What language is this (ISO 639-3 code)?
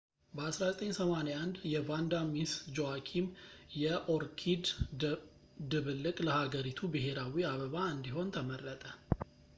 amh